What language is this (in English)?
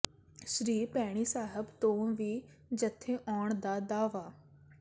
Punjabi